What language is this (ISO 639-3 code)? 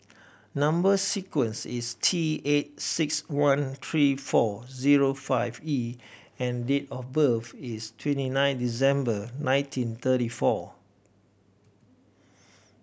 eng